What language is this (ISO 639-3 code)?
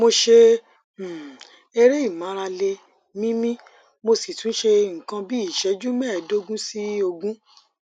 yor